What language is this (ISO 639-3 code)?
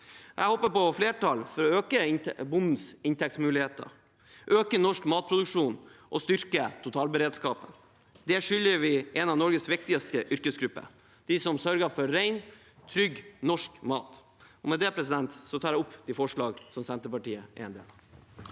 nor